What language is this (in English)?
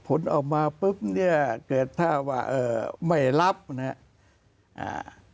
Thai